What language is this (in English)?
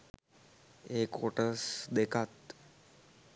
Sinhala